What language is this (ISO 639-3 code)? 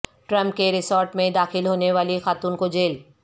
urd